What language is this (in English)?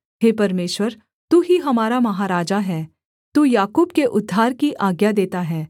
Hindi